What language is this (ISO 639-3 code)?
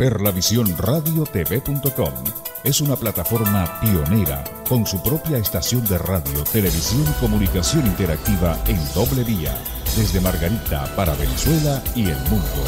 spa